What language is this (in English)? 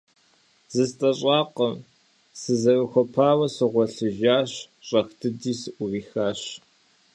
Kabardian